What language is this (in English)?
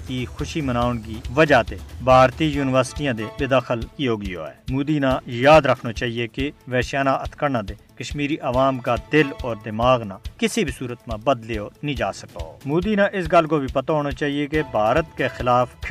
Urdu